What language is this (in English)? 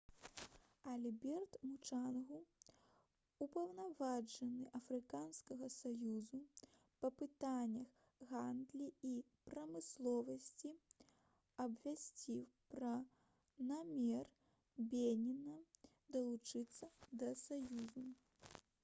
Belarusian